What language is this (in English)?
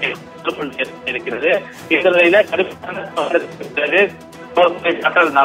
Arabic